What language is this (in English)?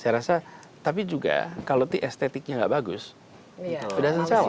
Indonesian